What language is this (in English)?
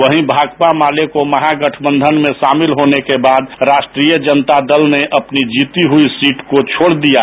Hindi